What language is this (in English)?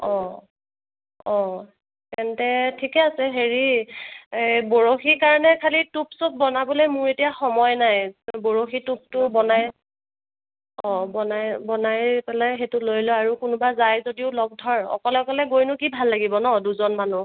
Assamese